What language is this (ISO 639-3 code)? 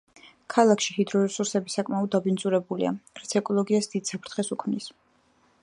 kat